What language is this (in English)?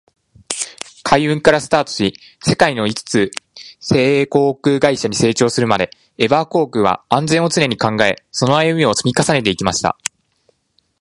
Japanese